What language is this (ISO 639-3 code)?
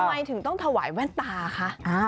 tha